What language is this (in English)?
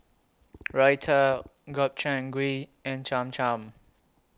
English